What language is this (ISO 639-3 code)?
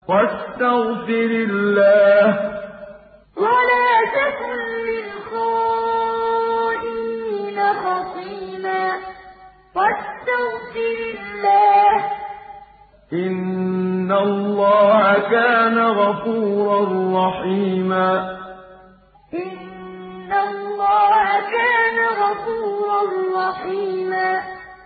ara